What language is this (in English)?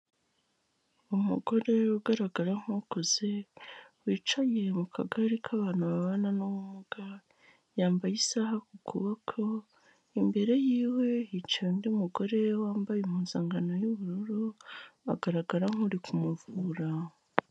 Kinyarwanda